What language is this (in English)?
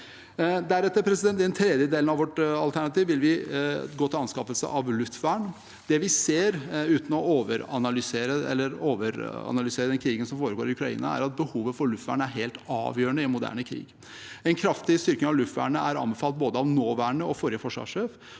Norwegian